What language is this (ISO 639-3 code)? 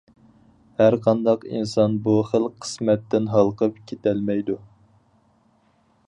uig